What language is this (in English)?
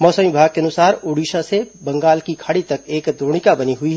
Hindi